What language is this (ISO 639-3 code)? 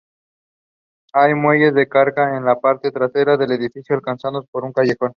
spa